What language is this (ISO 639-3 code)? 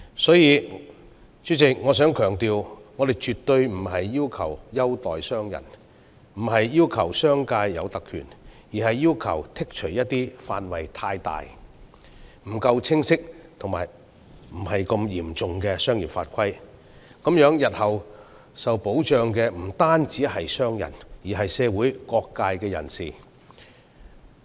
yue